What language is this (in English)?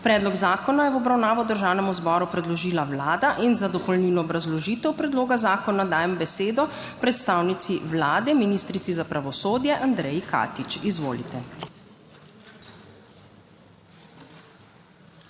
Slovenian